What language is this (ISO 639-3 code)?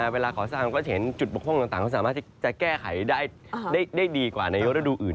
tha